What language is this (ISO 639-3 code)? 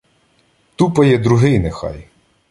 ukr